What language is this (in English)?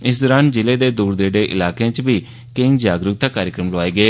Dogri